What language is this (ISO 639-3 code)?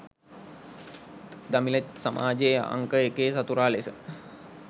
sin